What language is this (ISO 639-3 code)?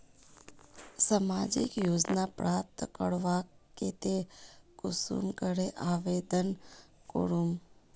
mag